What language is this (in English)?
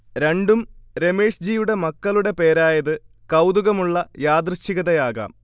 Malayalam